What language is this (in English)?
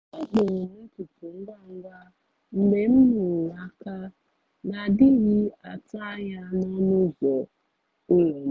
Igbo